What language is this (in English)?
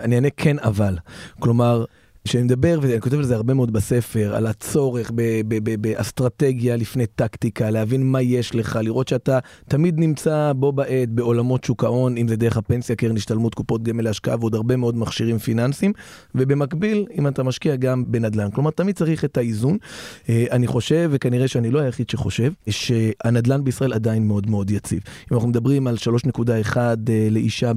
Hebrew